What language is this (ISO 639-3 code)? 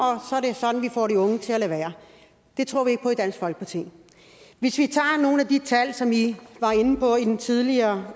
dan